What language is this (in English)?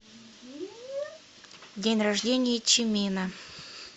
Russian